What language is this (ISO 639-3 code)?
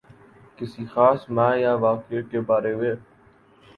urd